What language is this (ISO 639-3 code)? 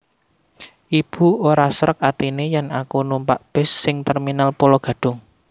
jav